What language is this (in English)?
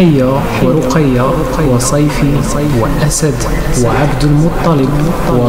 Arabic